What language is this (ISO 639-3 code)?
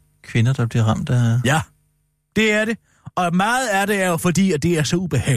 dan